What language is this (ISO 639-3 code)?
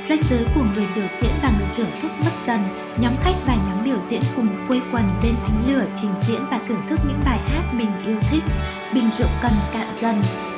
vie